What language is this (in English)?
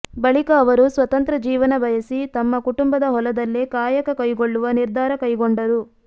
Kannada